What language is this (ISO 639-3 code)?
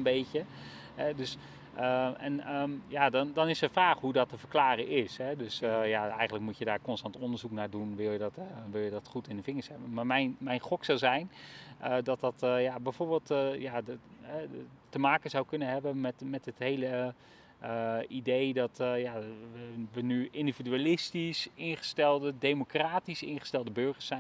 nld